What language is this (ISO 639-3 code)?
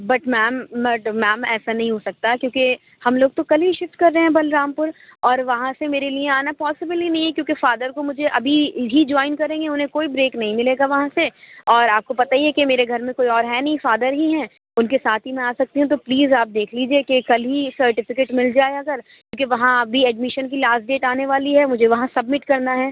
urd